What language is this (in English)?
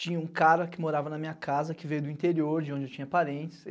Portuguese